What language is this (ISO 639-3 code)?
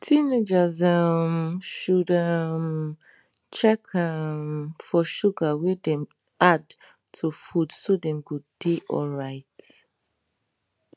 pcm